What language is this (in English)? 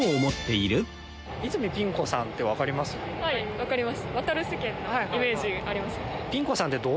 Japanese